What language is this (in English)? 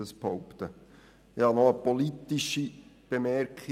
Swiss German